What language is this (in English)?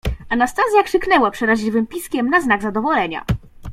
Polish